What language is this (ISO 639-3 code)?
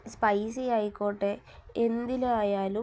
mal